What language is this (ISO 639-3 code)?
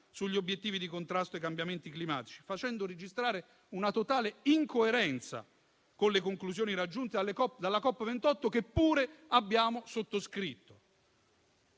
ita